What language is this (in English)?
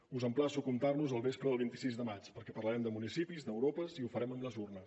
Catalan